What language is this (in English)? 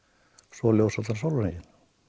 Icelandic